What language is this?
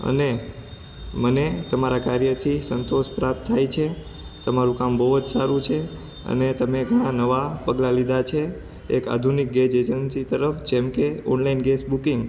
Gujarati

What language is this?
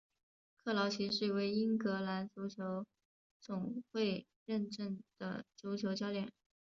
Chinese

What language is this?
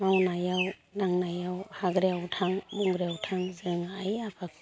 Bodo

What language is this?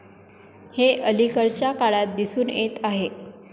Marathi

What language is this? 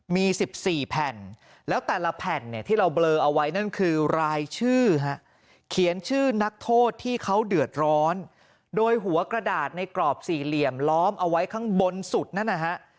Thai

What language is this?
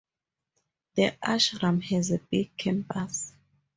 English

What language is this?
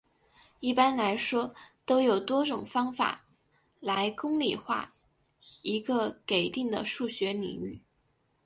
Chinese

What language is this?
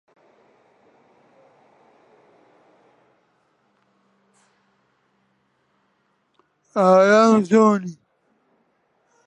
Central Kurdish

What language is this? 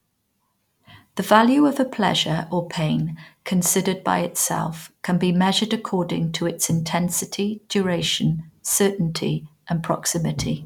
English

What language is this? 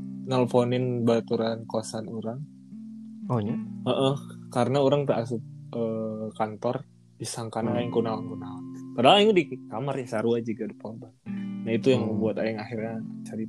Indonesian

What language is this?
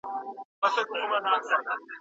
Pashto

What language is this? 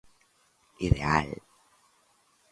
Galician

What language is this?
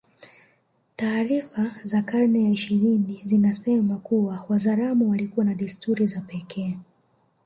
Swahili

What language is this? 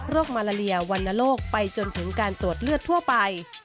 Thai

